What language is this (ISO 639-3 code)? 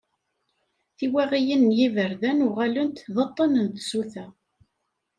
kab